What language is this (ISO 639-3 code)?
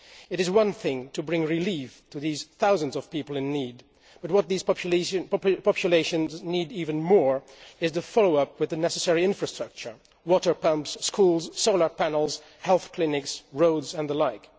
eng